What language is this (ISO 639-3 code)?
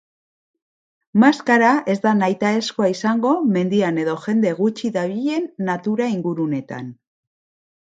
eus